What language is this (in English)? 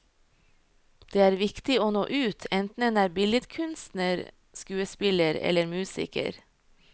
Norwegian